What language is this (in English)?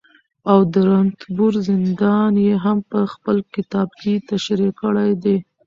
Pashto